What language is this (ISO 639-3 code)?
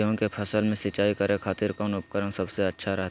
mag